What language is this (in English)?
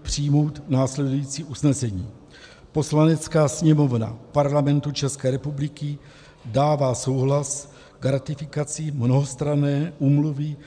Czech